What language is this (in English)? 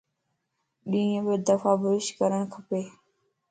Lasi